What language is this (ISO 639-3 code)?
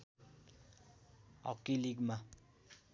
nep